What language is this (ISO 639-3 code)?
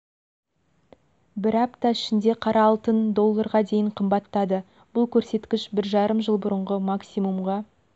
kaz